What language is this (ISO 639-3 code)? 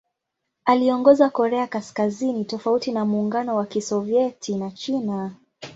swa